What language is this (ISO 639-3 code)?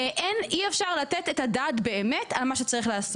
heb